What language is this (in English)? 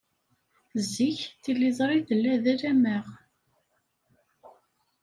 Kabyle